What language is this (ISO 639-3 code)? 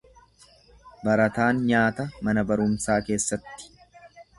orm